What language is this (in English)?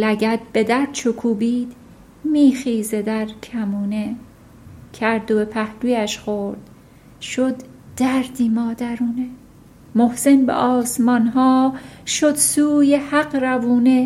Persian